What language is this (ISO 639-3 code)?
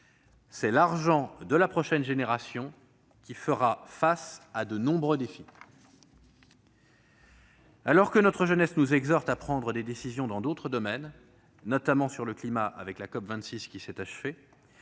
fra